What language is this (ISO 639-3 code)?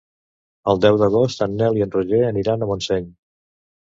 cat